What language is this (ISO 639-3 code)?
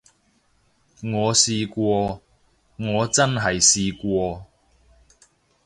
yue